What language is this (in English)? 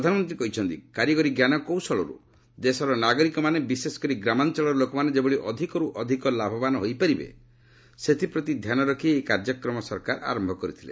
Odia